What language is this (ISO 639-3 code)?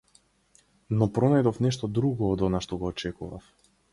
mkd